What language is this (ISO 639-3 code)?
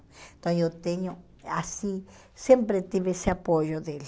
por